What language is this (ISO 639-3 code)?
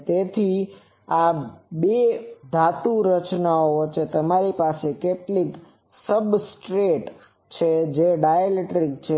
guj